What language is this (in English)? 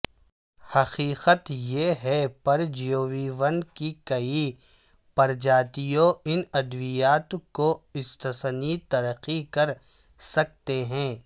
Urdu